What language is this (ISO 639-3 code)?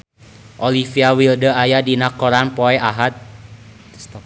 sun